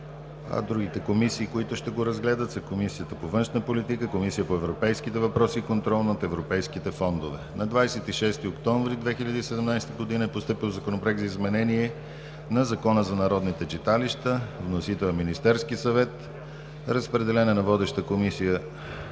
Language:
Bulgarian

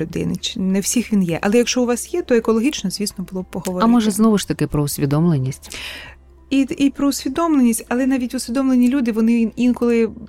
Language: Ukrainian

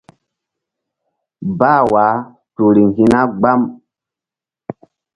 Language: Mbum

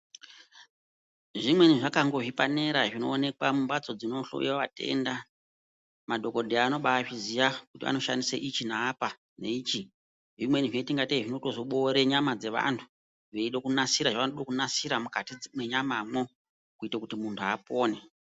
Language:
Ndau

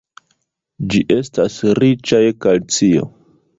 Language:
Esperanto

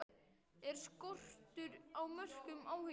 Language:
Icelandic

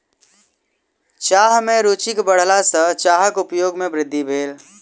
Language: Maithili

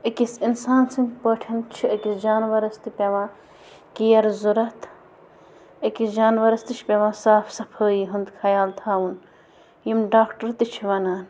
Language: Kashmiri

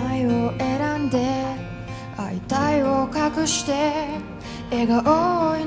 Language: Korean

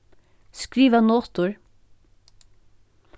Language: Faroese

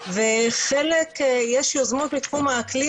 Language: Hebrew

